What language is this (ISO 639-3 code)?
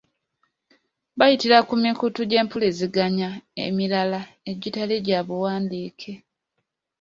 lug